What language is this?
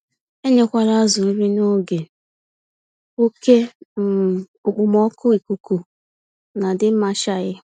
Igbo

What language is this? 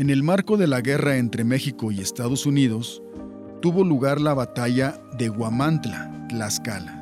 Spanish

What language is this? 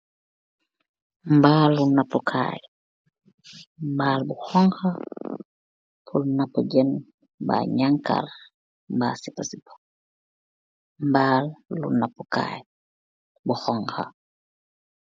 Wolof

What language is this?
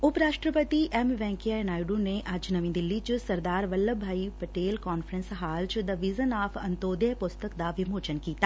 Punjabi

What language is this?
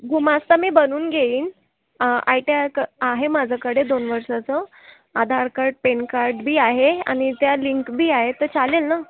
Marathi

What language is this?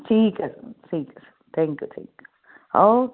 Punjabi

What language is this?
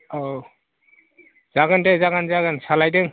Bodo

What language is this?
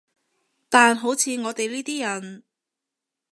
Cantonese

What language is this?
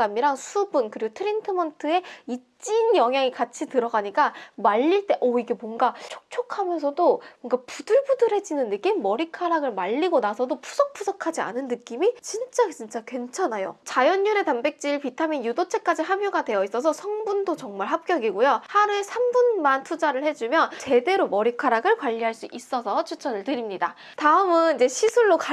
Korean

